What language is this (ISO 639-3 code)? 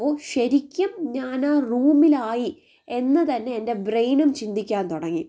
mal